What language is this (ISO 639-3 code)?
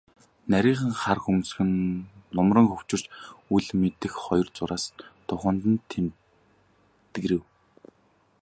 mon